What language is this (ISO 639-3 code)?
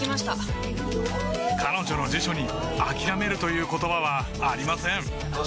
jpn